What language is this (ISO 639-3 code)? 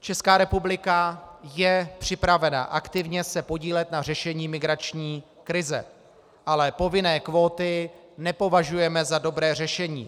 ces